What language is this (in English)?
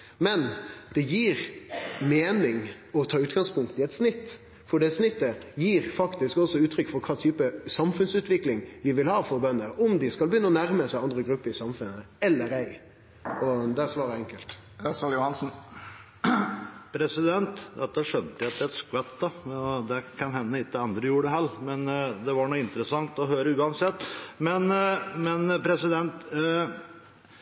Norwegian